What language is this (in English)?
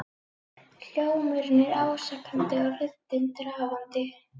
Icelandic